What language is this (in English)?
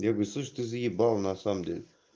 Russian